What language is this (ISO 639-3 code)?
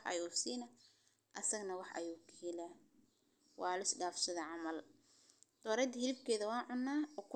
som